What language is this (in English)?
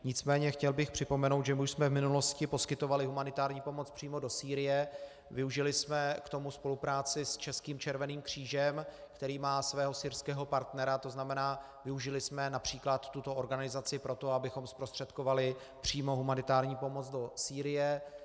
Czech